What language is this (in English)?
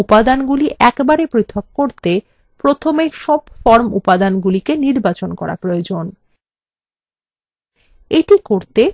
Bangla